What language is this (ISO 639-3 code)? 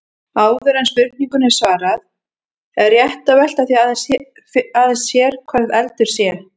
isl